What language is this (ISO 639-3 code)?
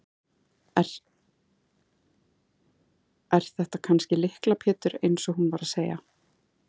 isl